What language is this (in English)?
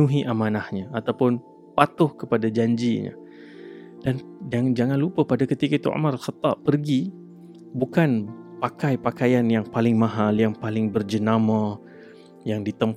Malay